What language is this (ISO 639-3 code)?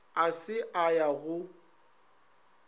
nso